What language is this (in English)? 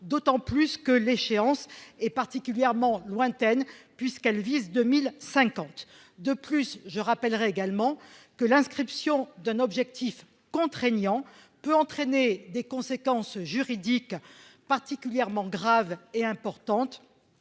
French